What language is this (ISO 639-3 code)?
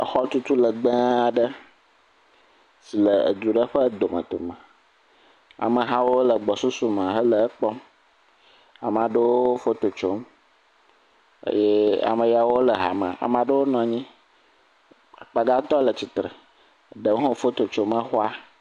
ewe